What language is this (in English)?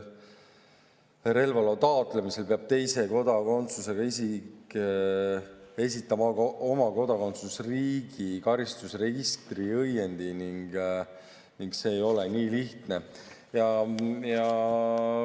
Estonian